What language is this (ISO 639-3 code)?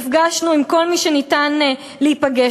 heb